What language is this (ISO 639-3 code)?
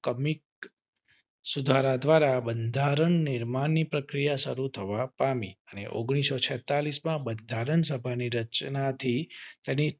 guj